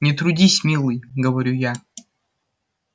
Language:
Russian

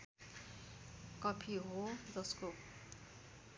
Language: Nepali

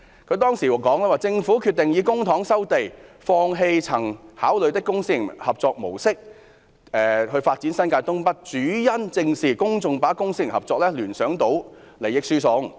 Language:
Cantonese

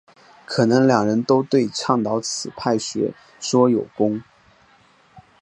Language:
Chinese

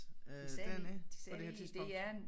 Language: Danish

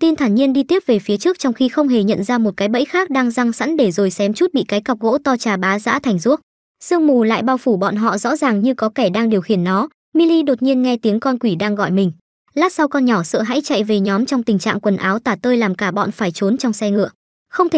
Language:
Vietnamese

